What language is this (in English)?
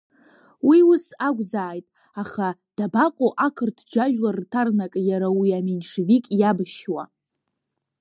Abkhazian